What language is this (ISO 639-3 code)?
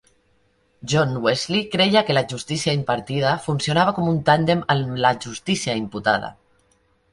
cat